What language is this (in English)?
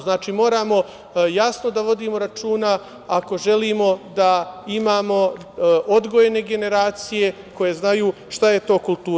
Serbian